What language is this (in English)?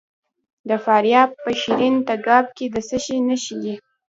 Pashto